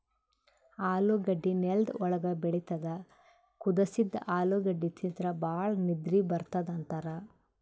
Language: Kannada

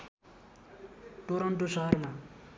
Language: Nepali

